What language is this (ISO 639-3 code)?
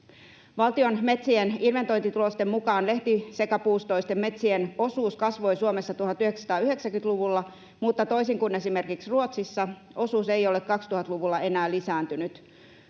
fin